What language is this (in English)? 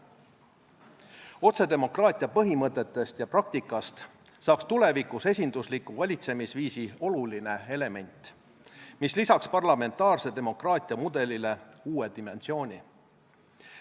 Estonian